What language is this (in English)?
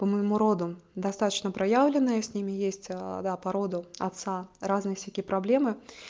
Russian